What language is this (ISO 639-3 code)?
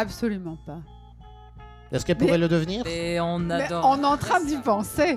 fra